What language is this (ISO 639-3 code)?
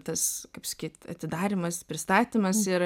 lit